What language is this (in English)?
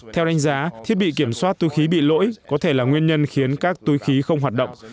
Vietnamese